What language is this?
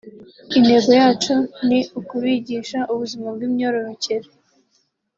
Kinyarwanda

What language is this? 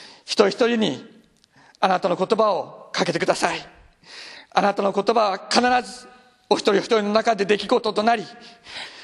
Japanese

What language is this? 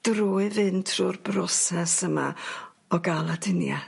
Welsh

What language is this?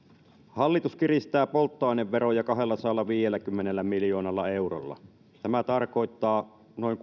Finnish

